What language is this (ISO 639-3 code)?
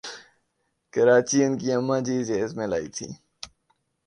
urd